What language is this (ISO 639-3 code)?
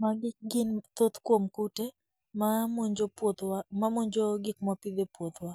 luo